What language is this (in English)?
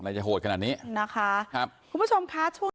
Thai